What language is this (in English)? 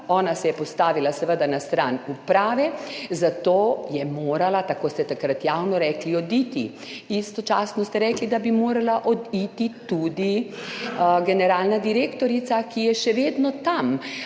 Slovenian